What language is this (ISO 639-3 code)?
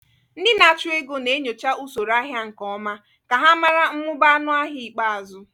ibo